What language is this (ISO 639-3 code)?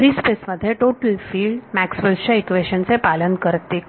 mar